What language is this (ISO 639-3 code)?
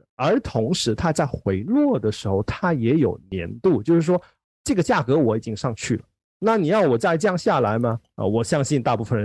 zho